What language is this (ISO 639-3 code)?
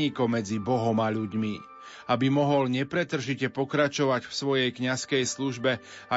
slk